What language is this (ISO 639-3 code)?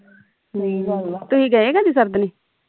pan